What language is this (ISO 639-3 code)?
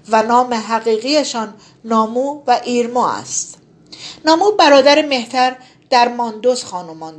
fas